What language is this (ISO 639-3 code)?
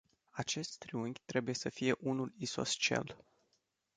ron